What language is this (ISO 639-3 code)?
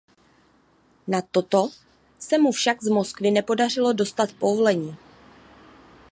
ces